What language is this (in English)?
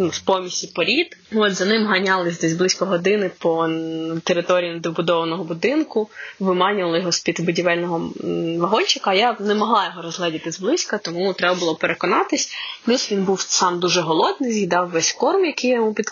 Ukrainian